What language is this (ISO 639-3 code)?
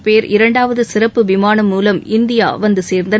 tam